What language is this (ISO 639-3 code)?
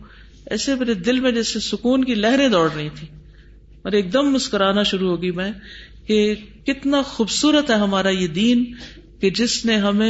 urd